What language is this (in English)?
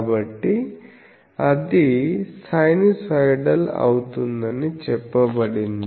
Telugu